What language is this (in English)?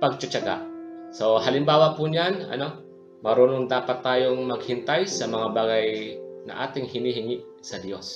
Filipino